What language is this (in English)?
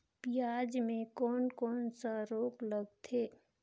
Chhattisgarhi